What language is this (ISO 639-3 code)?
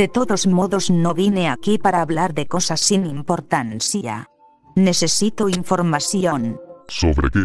spa